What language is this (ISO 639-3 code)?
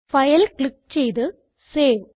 mal